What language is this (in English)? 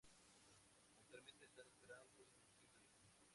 Spanish